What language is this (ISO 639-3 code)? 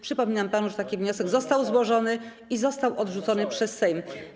pol